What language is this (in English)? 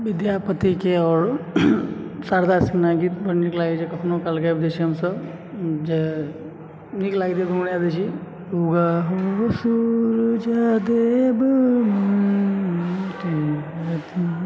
Maithili